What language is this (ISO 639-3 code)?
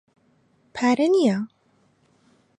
ckb